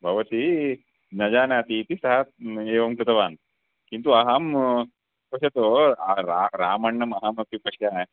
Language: Sanskrit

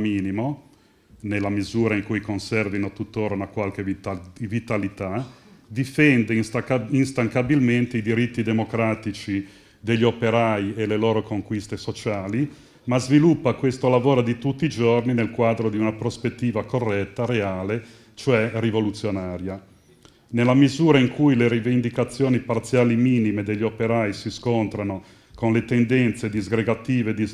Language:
Italian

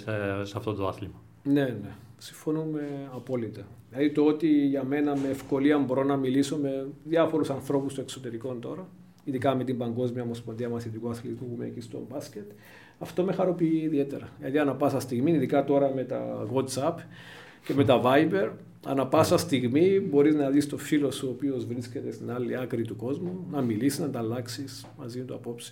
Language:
Greek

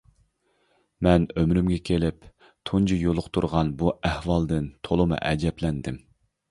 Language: Uyghur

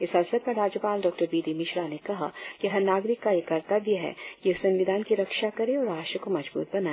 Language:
Hindi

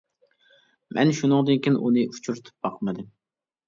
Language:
Uyghur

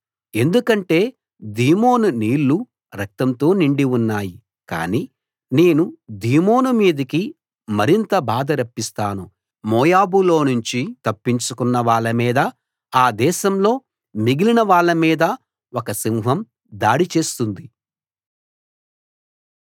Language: Telugu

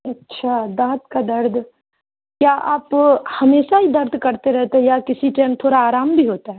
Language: Urdu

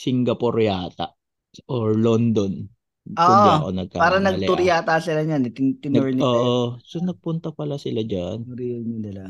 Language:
Filipino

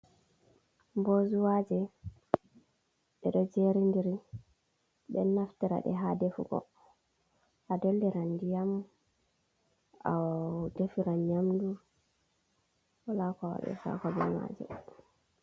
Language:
Fula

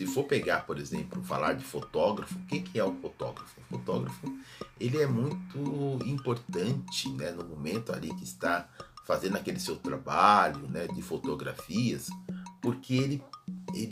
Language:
Portuguese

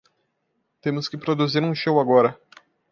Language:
Portuguese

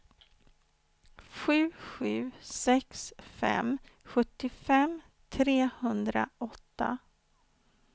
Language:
Swedish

